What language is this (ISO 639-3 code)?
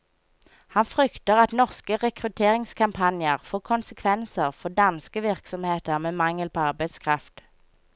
nor